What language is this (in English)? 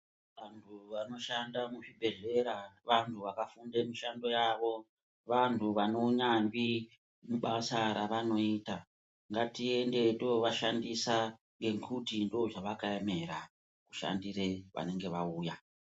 Ndau